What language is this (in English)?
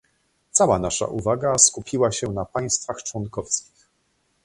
Polish